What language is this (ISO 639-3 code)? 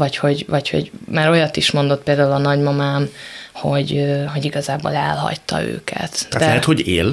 hun